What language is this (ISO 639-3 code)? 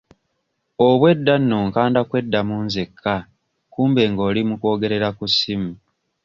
lug